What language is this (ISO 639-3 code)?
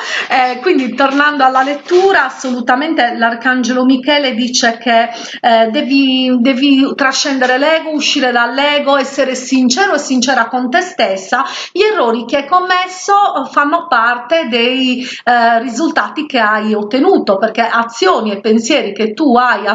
ita